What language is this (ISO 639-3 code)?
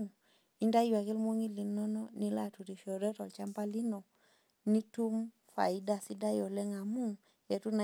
mas